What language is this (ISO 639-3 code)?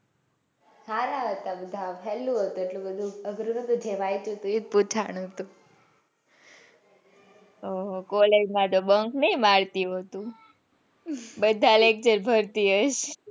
guj